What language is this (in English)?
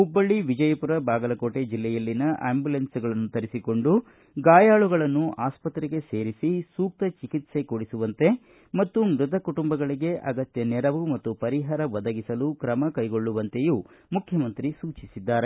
Kannada